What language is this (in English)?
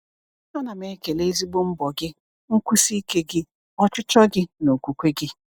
Igbo